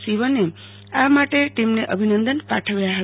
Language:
Gujarati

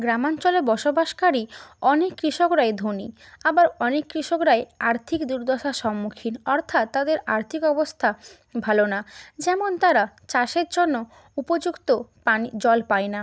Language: Bangla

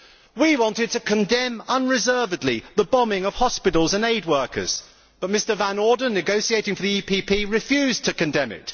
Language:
English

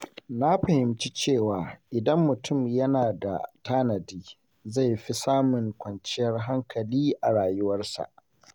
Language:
Hausa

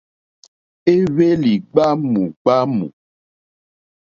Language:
Mokpwe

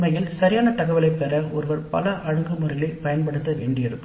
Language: Tamil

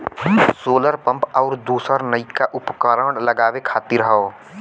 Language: Bhojpuri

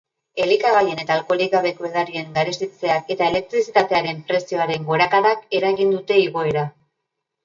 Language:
Basque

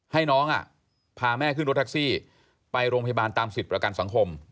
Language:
Thai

